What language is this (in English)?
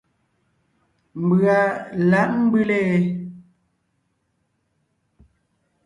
Ngiemboon